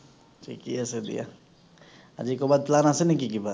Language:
Assamese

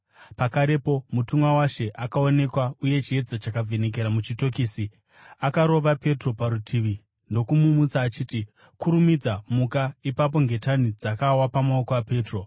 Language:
Shona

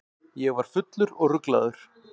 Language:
Icelandic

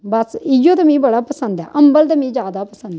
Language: Dogri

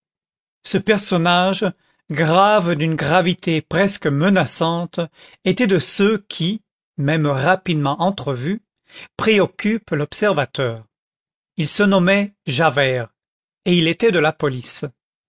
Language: French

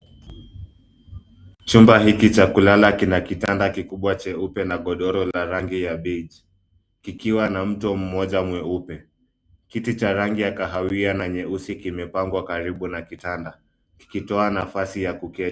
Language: Swahili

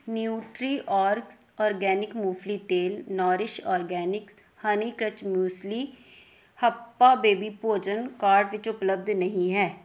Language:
Punjabi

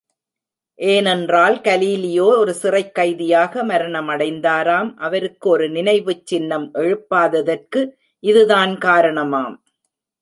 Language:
Tamil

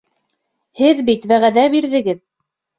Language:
Bashkir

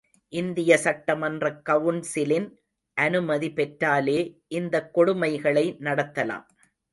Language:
Tamil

